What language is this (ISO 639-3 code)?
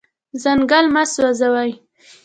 pus